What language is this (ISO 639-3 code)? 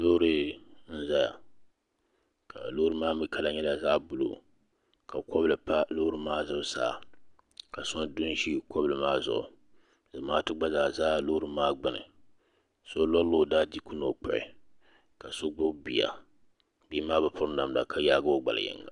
dag